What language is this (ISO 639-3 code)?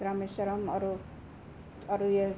nep